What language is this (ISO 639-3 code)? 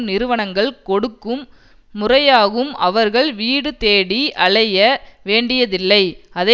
tam